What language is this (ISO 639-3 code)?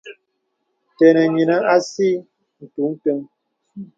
beb